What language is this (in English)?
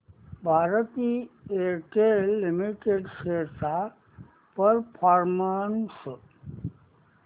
Marathi